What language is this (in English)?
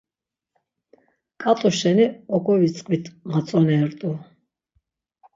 Laz